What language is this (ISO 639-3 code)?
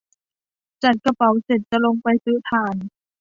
tha